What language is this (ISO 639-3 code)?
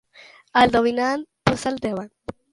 cat